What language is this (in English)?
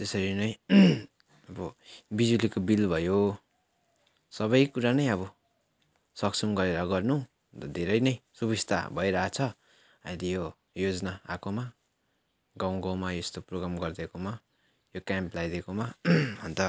Nepali